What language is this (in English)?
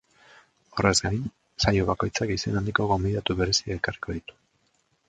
Basque